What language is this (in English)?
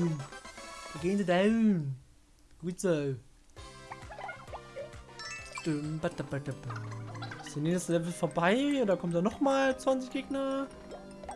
German